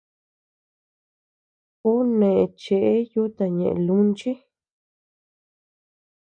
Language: Tepeuxila Cuicatec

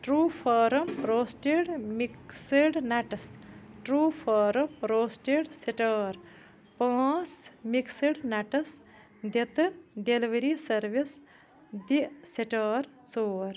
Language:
Kashmiri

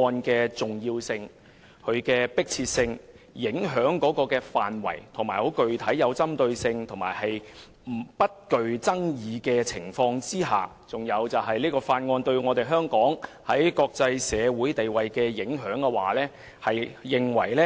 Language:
Cantonese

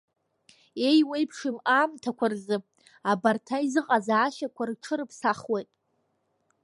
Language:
Abkhazian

